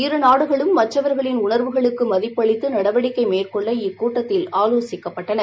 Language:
Tamil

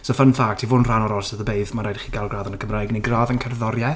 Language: Welsh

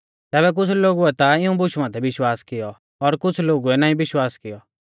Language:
Mahasu Pahari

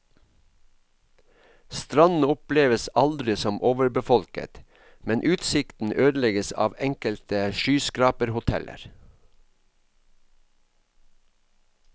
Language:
Norwegian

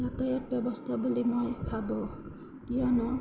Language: Assamese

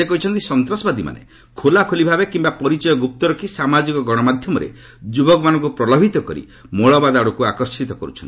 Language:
Odia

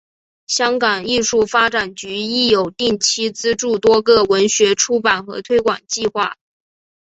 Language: Chinese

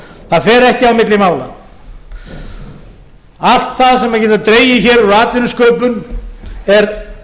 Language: Icelandic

